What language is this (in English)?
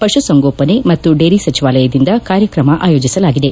Kannada